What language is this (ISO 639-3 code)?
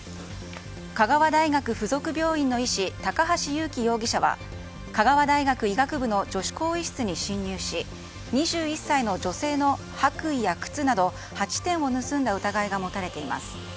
jpn